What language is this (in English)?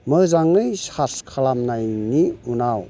Bodo